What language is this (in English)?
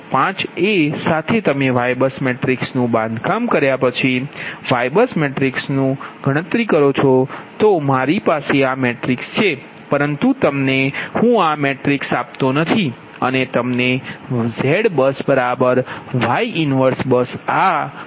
Gujarati